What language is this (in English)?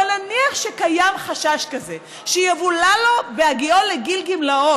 Hebrew